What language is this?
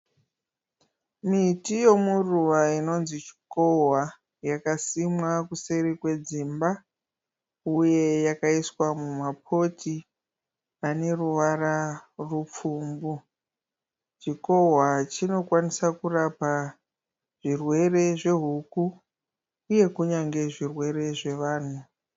Shona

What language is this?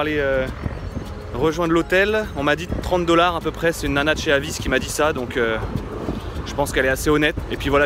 French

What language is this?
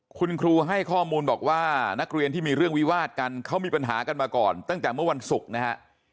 Thai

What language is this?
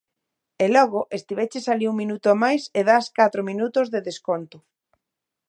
Galician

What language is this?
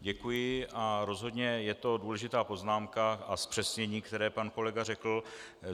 Czech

